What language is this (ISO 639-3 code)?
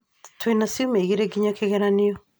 kik